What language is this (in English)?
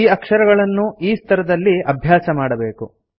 Kannada